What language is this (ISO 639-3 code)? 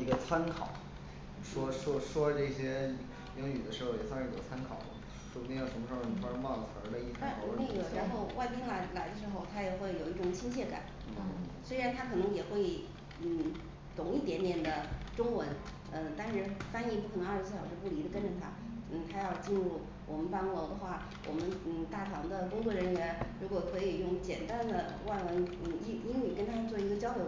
zho